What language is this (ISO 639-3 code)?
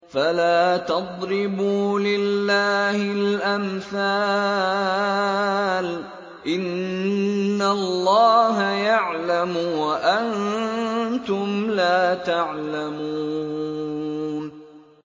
ara